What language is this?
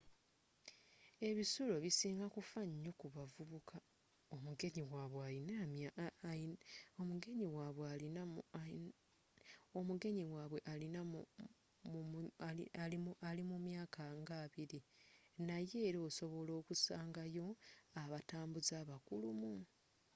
Ganda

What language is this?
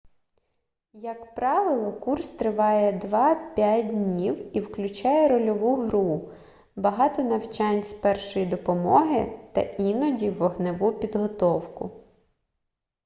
Ukrainian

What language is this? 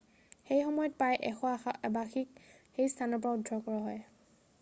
Assamese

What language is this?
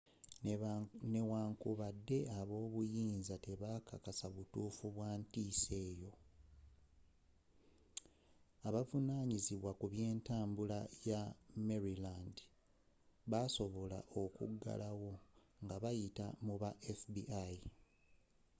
Ganda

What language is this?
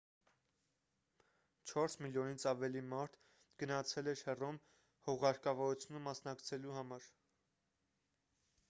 Armenian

